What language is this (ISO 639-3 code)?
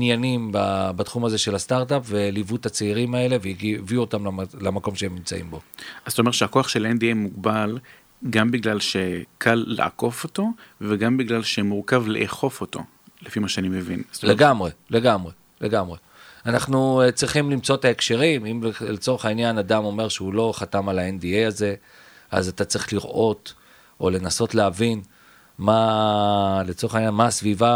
heb